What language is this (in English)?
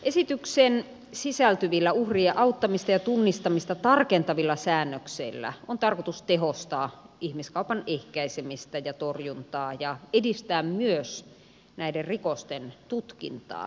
Finnish